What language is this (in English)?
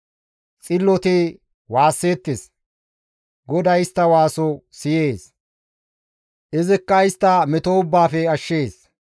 Gamo